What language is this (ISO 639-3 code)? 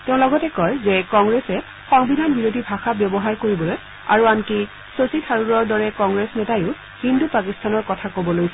asm